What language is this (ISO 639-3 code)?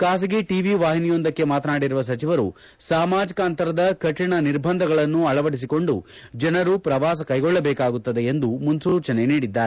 kan